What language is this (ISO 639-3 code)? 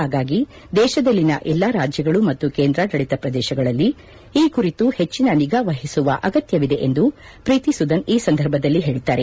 kan